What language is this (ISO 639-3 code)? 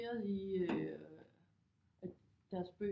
dan